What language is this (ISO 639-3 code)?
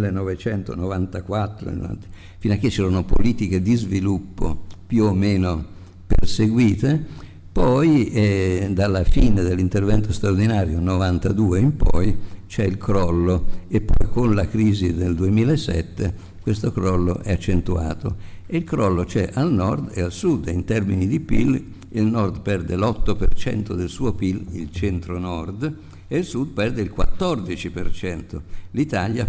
ita